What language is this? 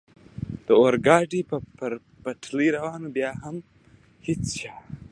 Pashto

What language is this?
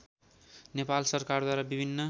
Nepali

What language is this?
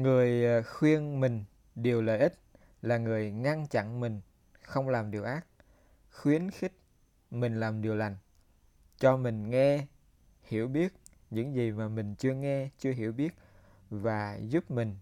Vietnamese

